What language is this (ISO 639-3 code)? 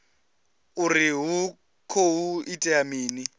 ven